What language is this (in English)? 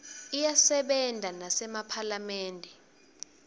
Swati